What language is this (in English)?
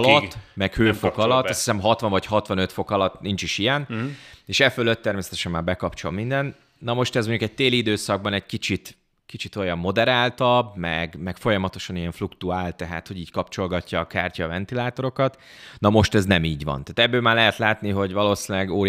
Hungarian